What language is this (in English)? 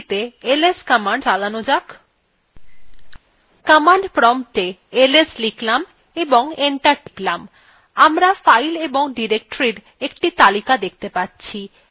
Bangla